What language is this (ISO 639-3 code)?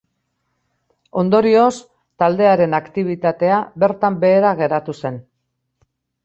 eus